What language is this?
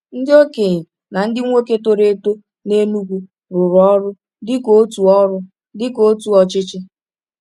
Igbo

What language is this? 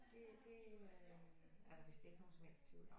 Danish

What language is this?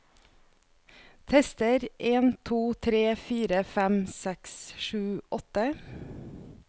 Norwegian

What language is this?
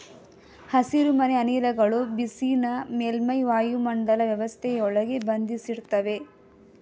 Kannada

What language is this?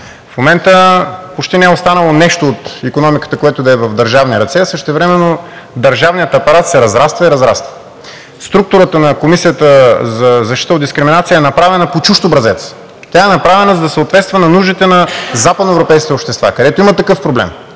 Bulgarian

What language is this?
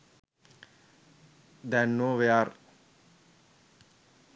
Sinhala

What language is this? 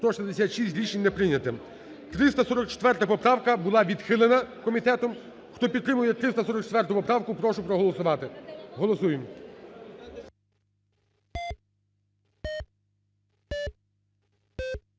Ukrainian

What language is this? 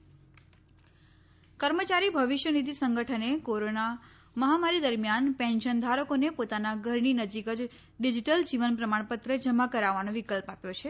Gujarati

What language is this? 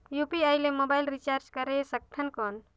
Chhattisgarhi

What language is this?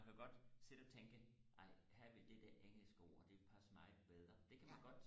Danish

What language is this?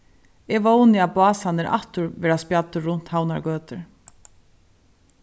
Faroese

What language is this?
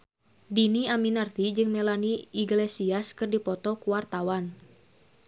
Sundanese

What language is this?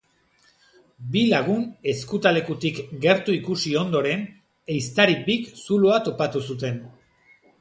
Basque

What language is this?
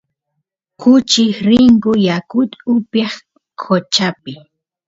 Santiago del Estero Quichua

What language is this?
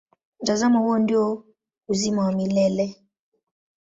Swahili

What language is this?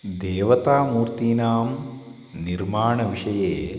Sanskrit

